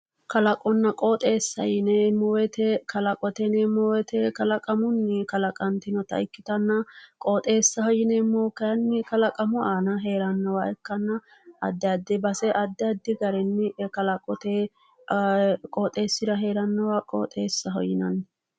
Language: Sidamo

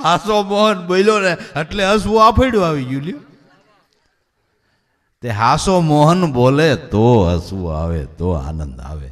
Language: Hindi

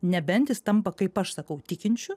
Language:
Lithuanian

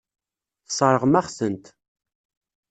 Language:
Kabyle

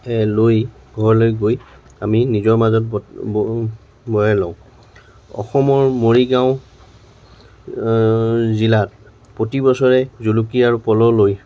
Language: Assamese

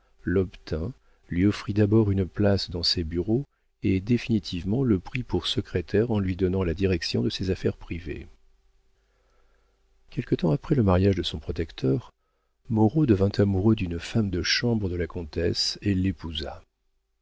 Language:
French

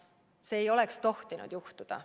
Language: Estonian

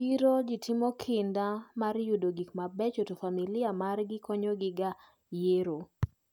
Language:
Luo (Kenya and Tanzania)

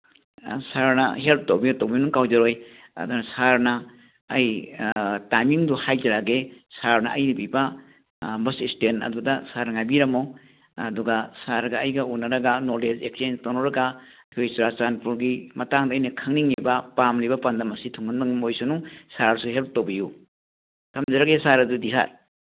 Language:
Manipuri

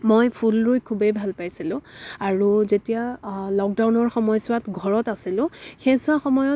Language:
Assamese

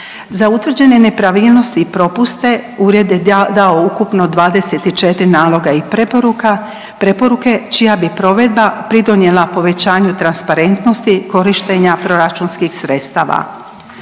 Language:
Croatian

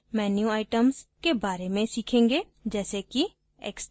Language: Hindi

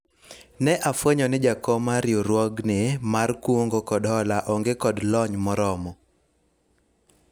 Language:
Luo (Kenya and Tanzania)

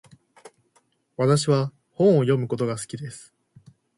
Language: Japanese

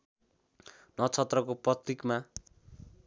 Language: Nepali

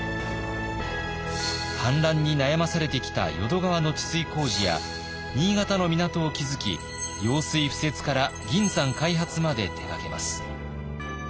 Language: Japanese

